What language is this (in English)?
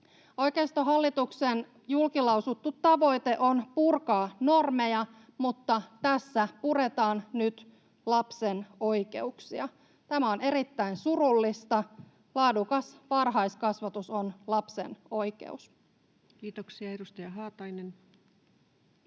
Finnish